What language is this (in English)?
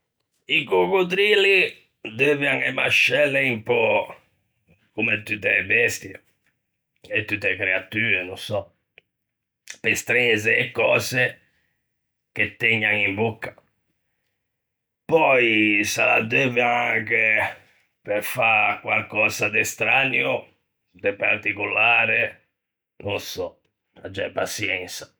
Ligurian